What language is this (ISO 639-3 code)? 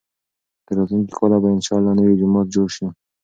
pus